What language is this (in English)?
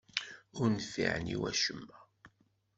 Kabyle